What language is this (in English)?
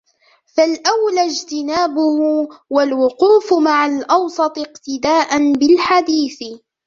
Arabic